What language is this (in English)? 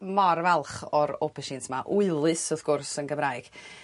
Welsh